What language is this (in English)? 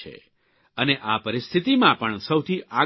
Gujarati